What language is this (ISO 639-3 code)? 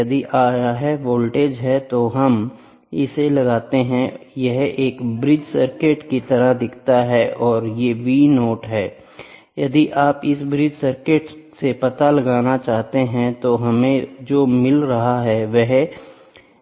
hin